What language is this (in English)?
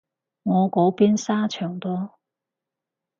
Cantonese